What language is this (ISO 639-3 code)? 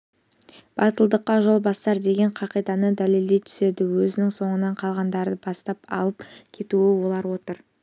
kaz